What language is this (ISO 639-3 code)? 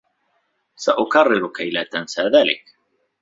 ara